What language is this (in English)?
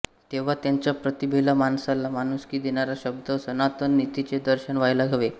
Marathi